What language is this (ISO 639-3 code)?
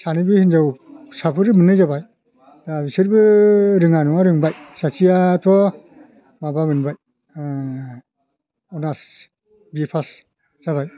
brx